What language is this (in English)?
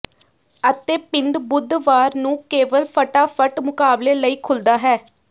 Punjabi